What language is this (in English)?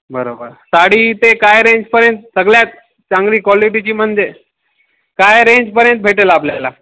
Marathi